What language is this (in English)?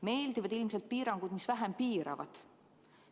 Estonian